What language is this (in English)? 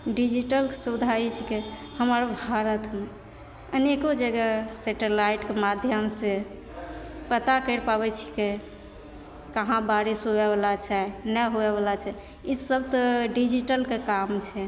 Maithili